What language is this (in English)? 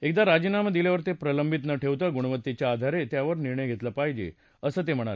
Marathi